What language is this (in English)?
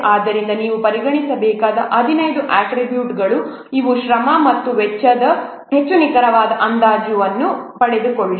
Kannada